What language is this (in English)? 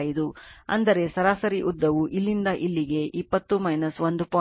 Kannada